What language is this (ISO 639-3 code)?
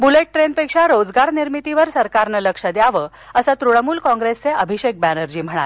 mar